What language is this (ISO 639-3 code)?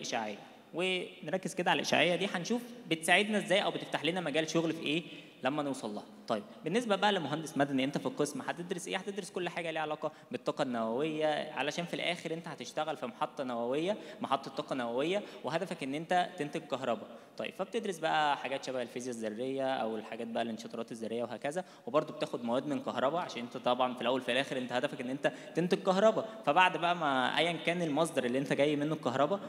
ara